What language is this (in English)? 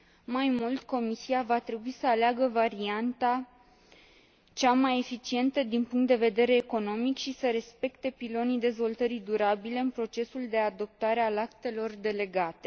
Romanian